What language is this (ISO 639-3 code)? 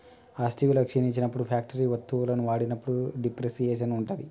tel